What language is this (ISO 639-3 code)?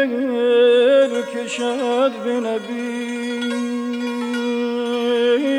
fas